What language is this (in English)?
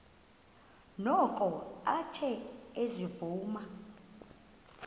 Xhosa